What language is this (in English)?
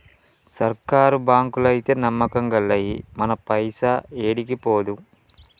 Telugu